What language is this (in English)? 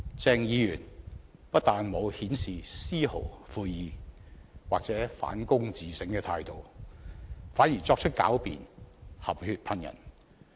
Cantonese